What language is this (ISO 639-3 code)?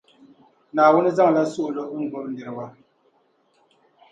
dag